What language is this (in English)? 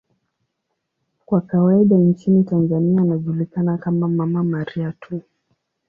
Swahili